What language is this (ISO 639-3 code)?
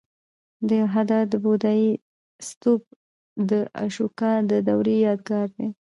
pus